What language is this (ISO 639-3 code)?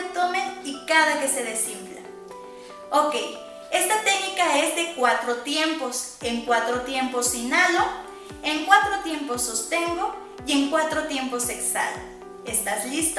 spa